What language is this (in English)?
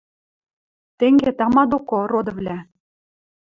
Western Mari